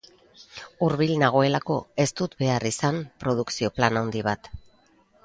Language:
Basque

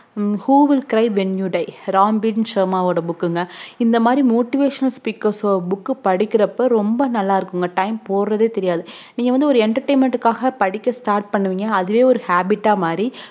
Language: Tamil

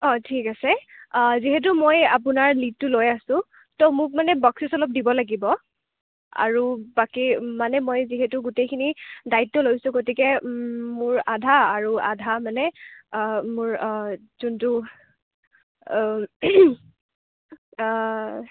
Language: Assamese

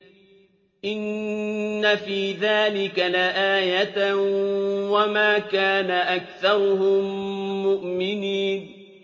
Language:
Arabic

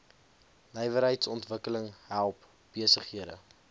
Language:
Afrikaans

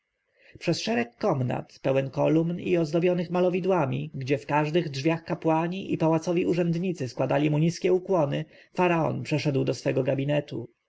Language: Polish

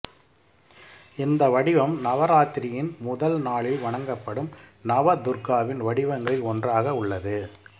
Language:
Tamil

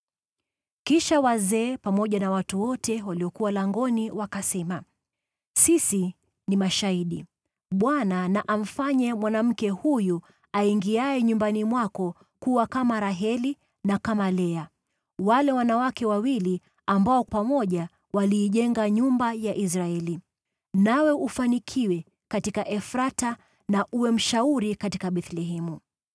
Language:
Swahili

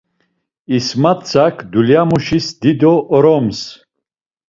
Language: Laz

